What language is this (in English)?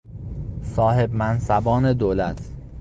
Persian